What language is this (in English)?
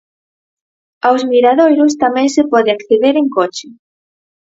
Galician